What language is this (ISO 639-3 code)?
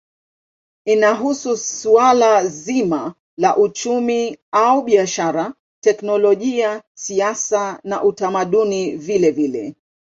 swa